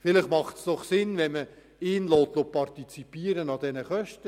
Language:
Swiss German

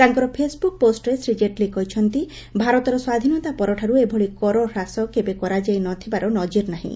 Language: Odia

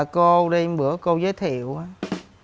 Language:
Vietnamese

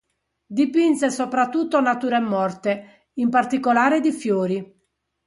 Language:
Italian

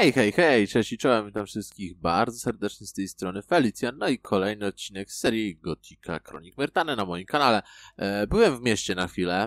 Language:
Polish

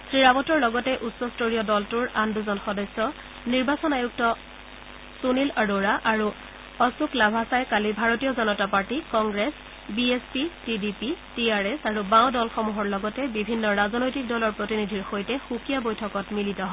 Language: Assamese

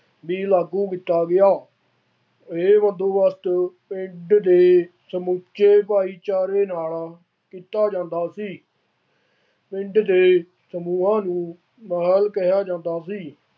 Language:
Punjabi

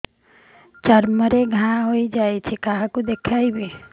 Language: Odia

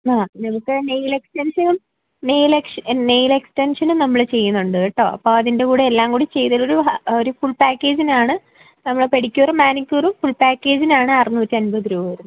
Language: Malayalam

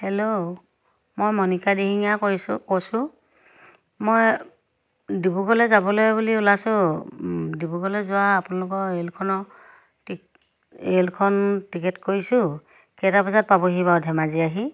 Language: Assamese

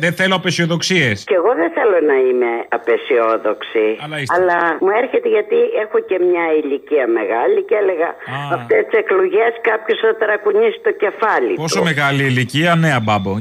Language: Greek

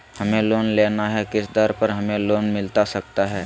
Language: Magahi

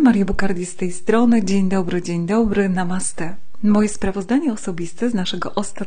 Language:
Polish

